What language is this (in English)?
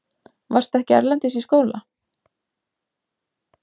Icelandic